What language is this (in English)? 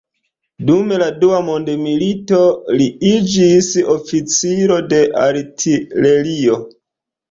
Esperanto